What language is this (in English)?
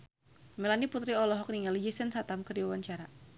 Sundanese